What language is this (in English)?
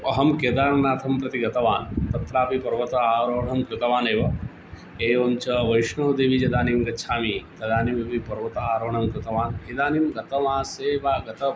Sanskrit